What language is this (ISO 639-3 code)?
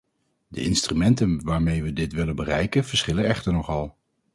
nld